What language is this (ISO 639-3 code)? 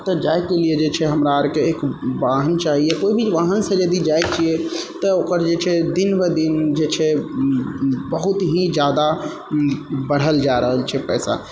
mai